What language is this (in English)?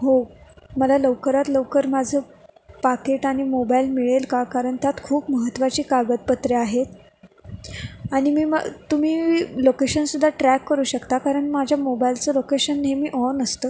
Marathi